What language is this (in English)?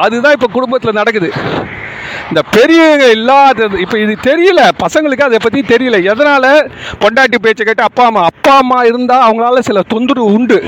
Tamil